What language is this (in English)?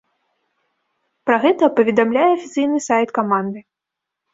Belarusian